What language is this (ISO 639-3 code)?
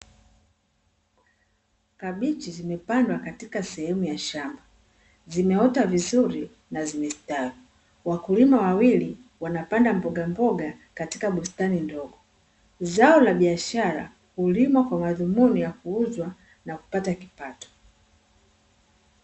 swa